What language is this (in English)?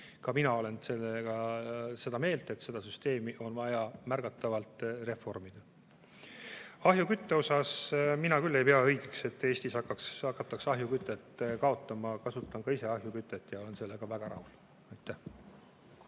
Estonian